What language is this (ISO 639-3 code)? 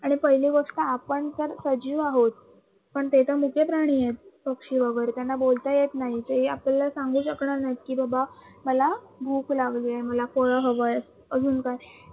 mar